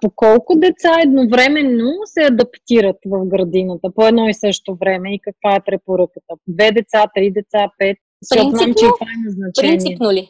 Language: Bulgarian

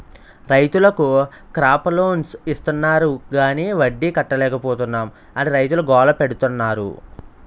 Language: Telugu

